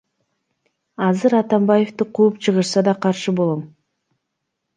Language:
Kyrgyz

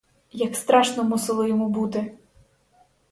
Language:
Ukrainian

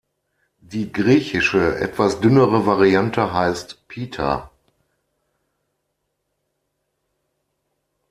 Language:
German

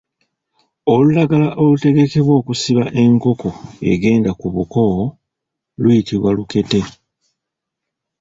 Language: Ganda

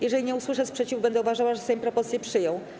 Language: Polish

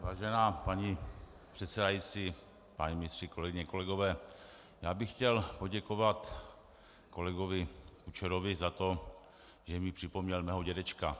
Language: Czech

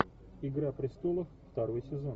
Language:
Russian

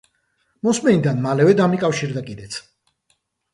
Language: Georgian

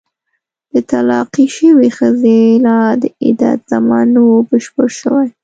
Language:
Pashto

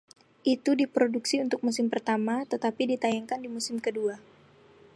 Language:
Indonesian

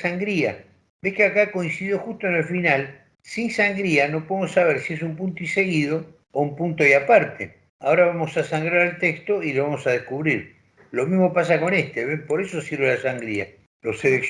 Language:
Spanish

